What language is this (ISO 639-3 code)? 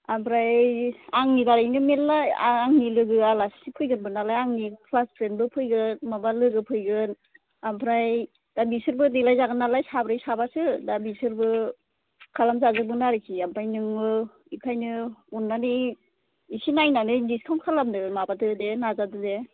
brx